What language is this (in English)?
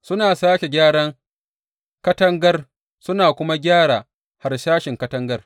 Hausa